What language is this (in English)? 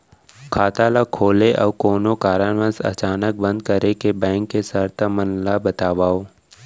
Chhattisgarhi